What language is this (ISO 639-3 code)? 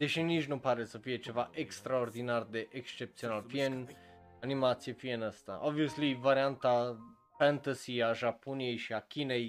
ron